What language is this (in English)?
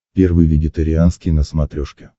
Russian